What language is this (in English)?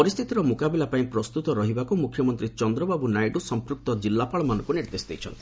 Odia